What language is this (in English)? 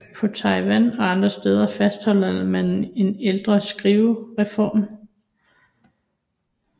Danish